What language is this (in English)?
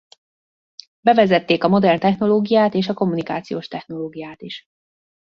Hungarian